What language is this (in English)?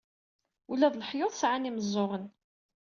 Kabyle